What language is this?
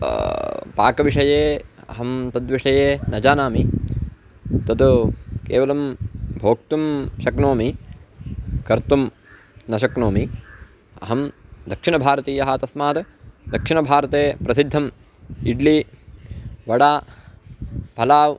Sanskrit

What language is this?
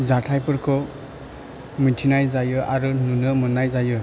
Bodo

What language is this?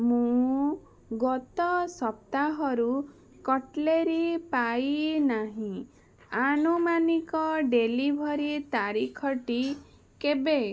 Odia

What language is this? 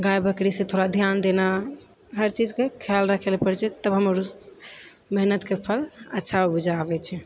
Maithili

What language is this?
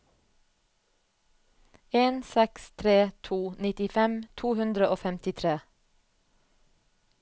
Norwegian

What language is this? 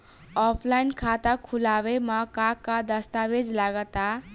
Bhojpuri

